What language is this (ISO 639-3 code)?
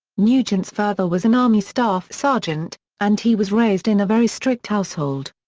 eng